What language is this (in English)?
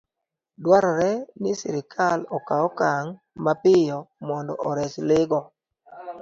Luo (Kenya and Tanzania)